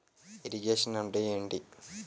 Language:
Telugu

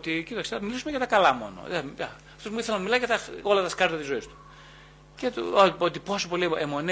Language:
Greek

